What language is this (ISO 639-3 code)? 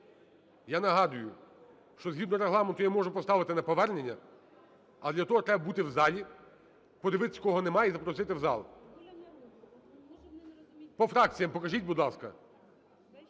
ukr